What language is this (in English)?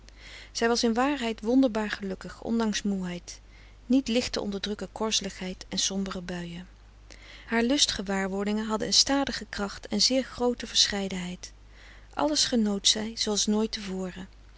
Dutch